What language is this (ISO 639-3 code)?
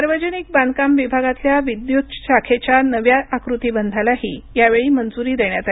mar